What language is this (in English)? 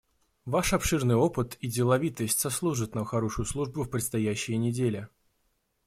Russian